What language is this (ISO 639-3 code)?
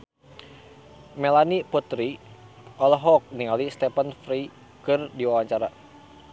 sun